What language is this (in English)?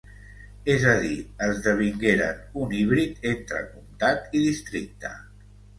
Catalan